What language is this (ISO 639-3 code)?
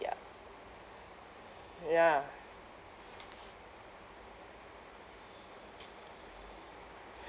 eng